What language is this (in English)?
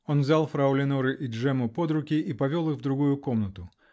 Russian